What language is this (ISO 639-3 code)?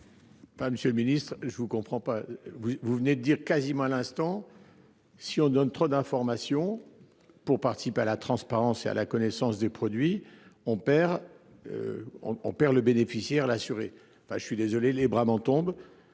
fra